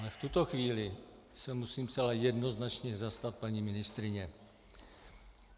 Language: Czech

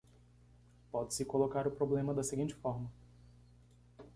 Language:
Portuguese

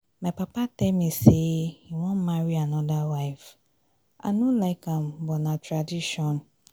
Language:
Nigerian Pidgin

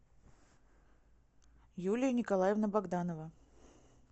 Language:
Russian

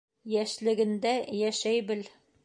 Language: Bashkir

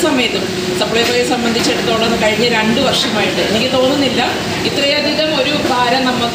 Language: Indonesian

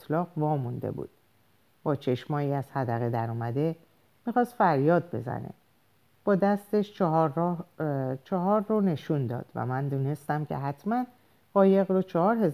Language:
Persian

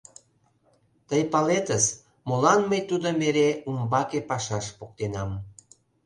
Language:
Mari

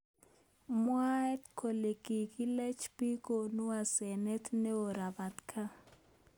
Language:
Kalenjin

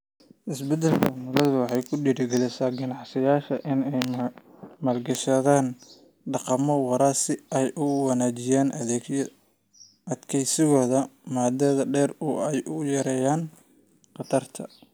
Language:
Somali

